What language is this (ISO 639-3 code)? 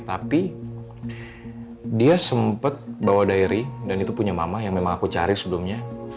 ind